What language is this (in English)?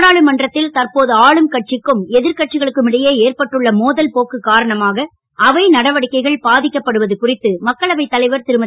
Tamil